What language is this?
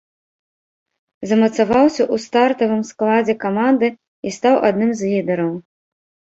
Belarusian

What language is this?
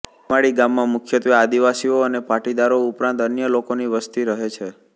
Gujarati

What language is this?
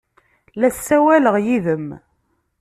Kabyle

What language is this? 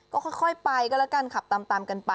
Thai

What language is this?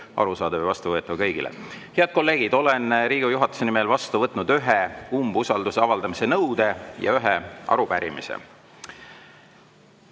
Estonian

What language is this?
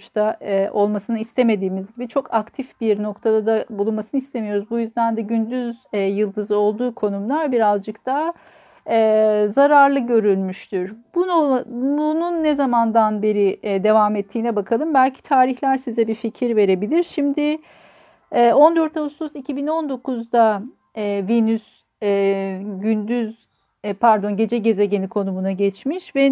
Turkish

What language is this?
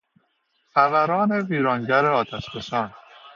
Persian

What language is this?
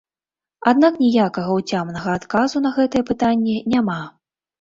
Belarusian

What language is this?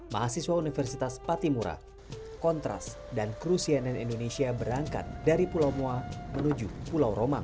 Indonesian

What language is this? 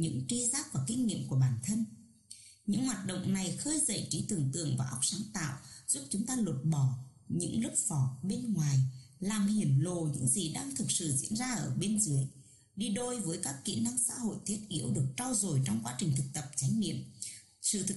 Vietnamese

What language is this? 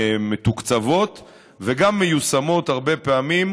Hebrew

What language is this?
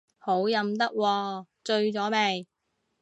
Cantonese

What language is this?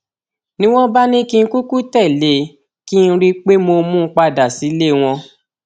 Yoruba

